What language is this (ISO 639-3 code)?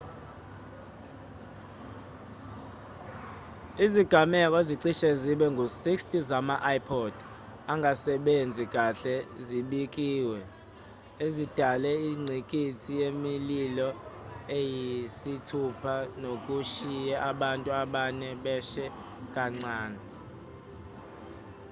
zul